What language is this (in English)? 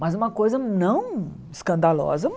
Portuguese